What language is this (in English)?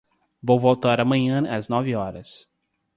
Portuguese